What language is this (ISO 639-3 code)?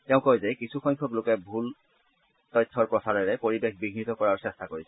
asm